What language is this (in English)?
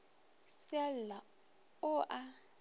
Northern Sotho